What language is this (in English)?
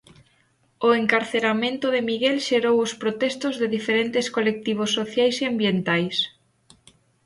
Galician